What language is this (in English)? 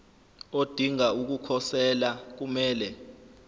Zulu